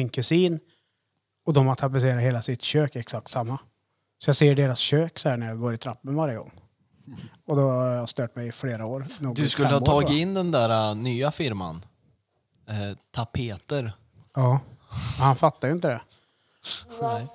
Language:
Swedish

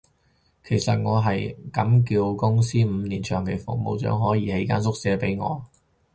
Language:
Cantonese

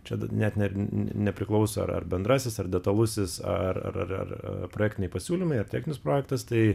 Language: Lithuanian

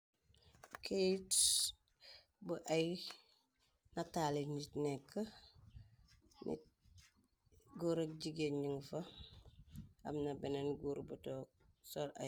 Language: Wolof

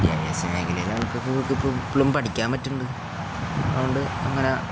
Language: Malayalam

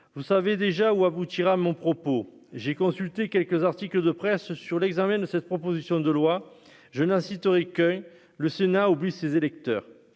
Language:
French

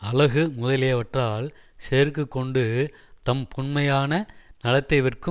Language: Tamil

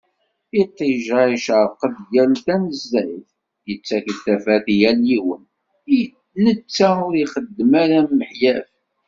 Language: Kabyle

